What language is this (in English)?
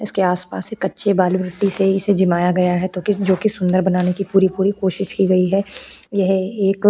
Hindi